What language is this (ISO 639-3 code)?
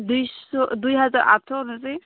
brx